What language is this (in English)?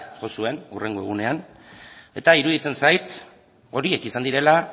Basque